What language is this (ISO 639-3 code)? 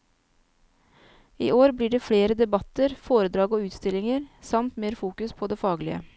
nor